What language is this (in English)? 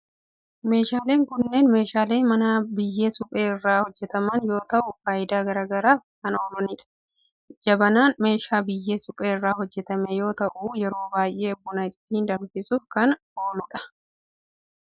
Oromo